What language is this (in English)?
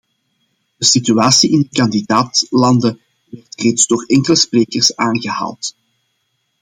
Dutch